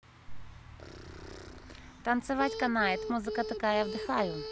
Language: Russian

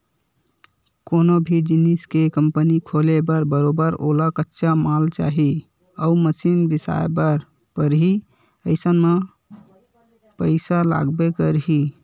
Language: Chhattisgarhi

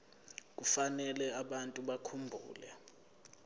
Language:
Zulu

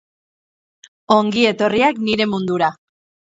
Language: Basque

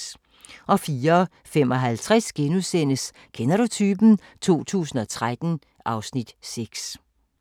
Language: Danish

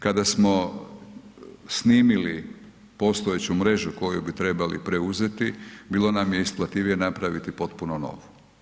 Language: Croatian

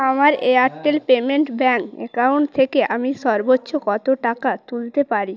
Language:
Bangla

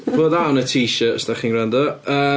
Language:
Welsh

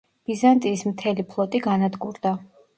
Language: Georgian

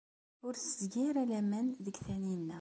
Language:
Kabyle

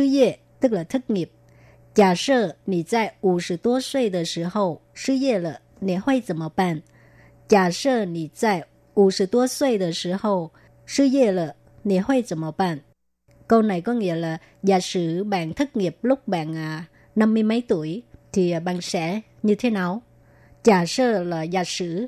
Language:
Vietnamese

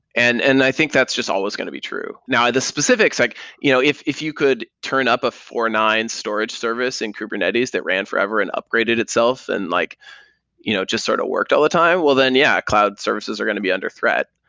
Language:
English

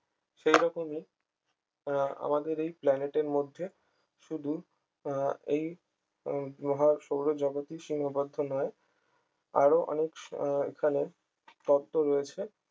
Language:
Bangla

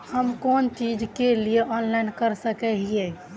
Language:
Magahi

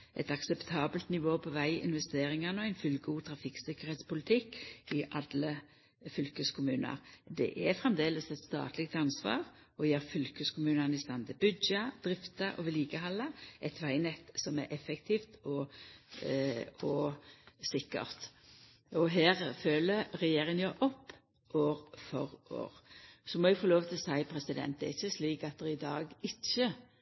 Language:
Norwegian Nynorsk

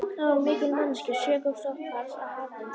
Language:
Icelandic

